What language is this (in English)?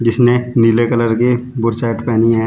Hindi